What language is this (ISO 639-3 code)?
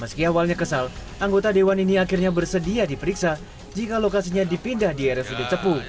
ind